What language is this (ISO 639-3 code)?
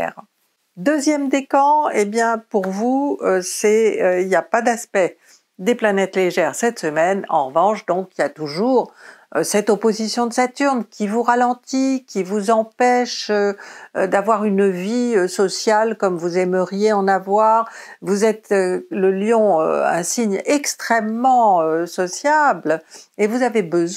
fra